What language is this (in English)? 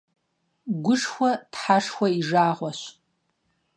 Kabardian